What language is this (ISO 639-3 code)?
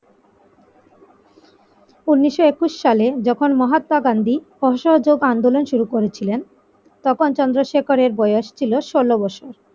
ben